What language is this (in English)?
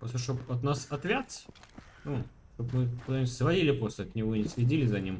Russian